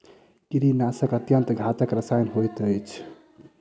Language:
Maithili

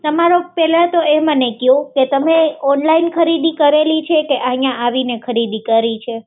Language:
Gujarati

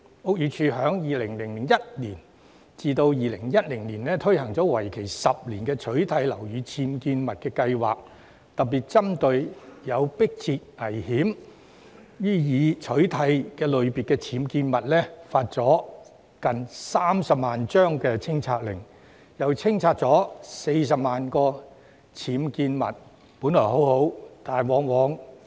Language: Cantonese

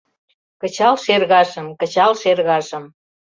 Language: Mari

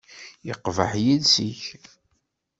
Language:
Kabyle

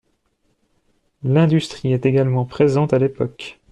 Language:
French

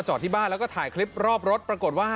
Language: Thai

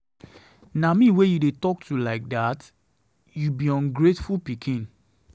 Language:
Nigerian Pidgin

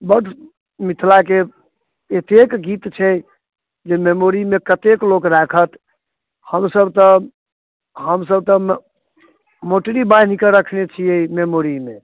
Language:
Maithili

